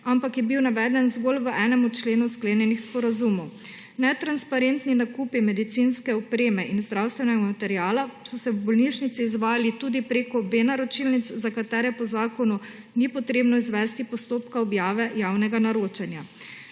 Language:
Slovenian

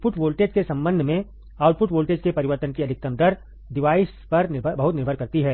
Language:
Hindi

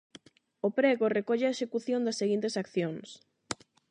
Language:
Galician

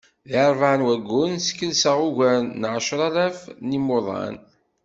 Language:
Kabyle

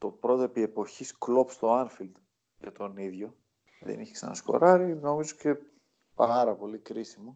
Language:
Greek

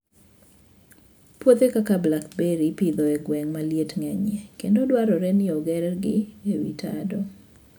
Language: Luo (Kenya and Tanzania)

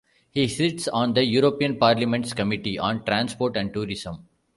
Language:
English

